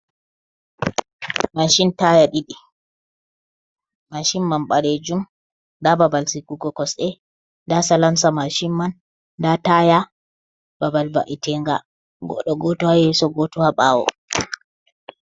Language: Fula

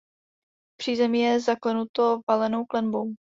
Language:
Czech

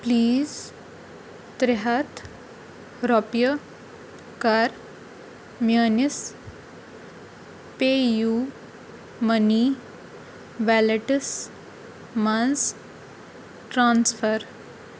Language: Kashmiri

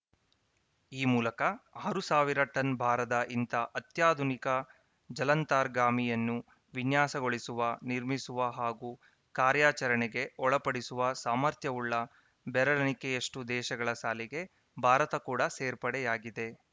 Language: Kannada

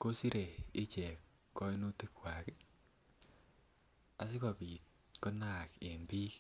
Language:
Kalenjin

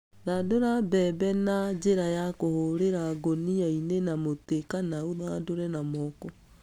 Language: Kikuyu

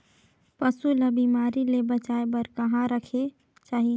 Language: Chhattisgarhi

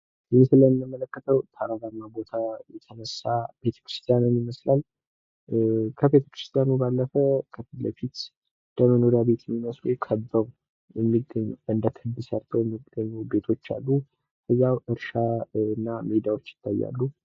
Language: Amharic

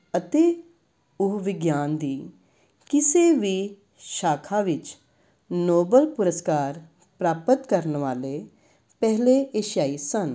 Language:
Punjabi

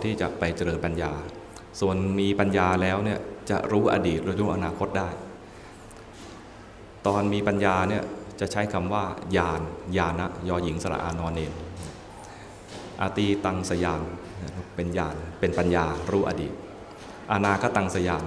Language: Thai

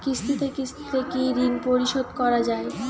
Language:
Bangla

